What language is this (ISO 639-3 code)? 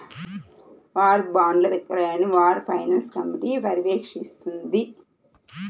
tel